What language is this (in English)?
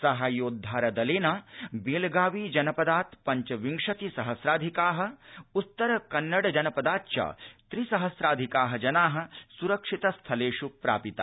Sanskrit